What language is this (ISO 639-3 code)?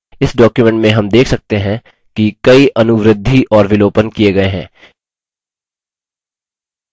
hin